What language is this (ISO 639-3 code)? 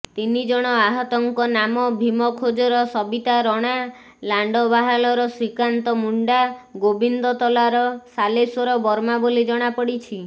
ori